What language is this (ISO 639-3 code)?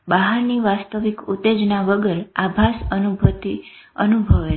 guj